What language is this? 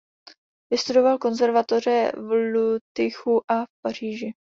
Czech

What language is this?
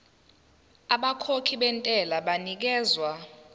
Zulu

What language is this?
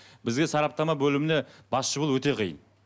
Kazakh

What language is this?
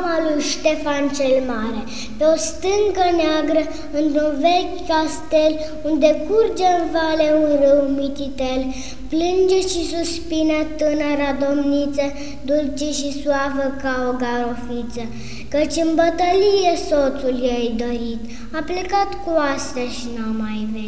Romanian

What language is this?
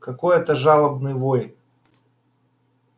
Russian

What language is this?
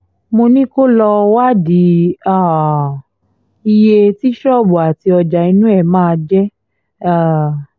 Yoruba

